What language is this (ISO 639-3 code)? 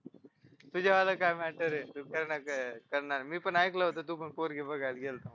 mar